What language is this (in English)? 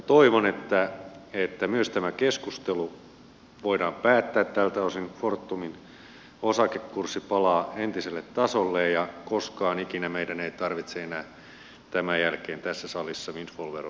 Finnish